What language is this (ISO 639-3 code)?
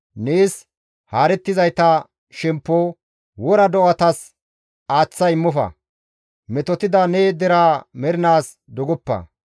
gmv